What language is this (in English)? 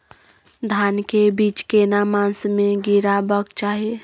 Maithili